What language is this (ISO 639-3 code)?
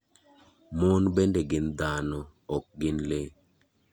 luo